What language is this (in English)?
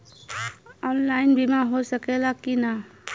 Bhojpuri